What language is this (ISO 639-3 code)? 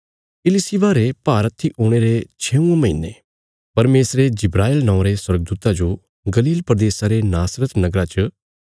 kfs